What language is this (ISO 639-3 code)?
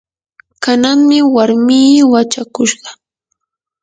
qur